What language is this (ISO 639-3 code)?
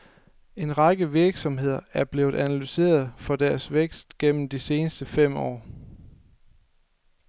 dan